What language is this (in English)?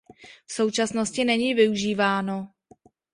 Czech